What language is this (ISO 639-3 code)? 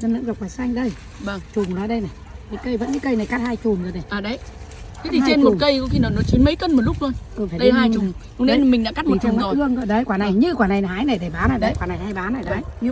vie